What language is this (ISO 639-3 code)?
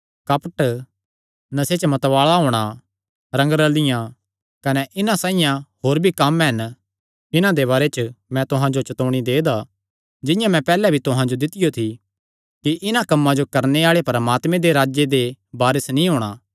xnr